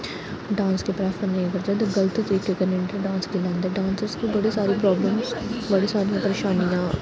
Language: Dogri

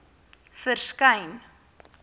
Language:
Afrikaans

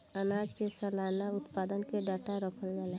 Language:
Bhojpuri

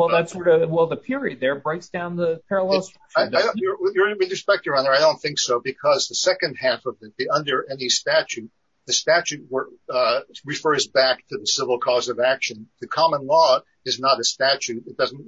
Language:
English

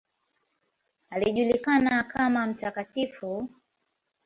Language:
Swahili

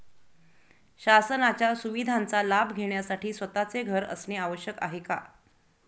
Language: Marathi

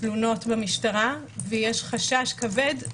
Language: Hebrew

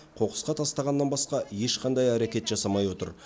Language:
Kazakh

